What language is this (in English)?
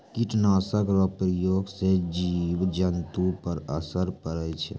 Maithili